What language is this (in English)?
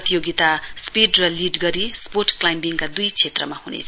Nepali